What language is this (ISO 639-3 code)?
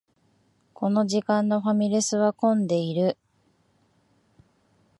jpn